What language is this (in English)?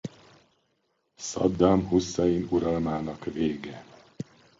Hungarian